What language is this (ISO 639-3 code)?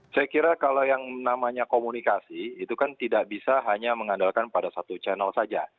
ind